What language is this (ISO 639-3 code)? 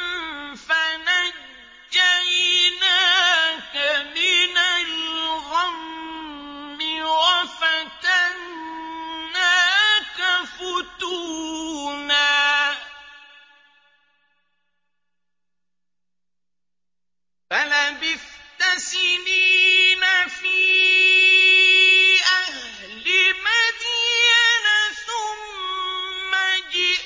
ara